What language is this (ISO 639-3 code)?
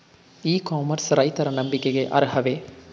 kan